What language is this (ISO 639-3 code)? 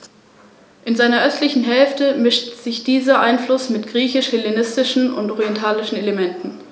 deu